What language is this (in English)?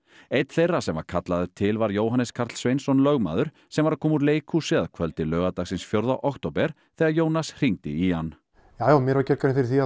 Icelandic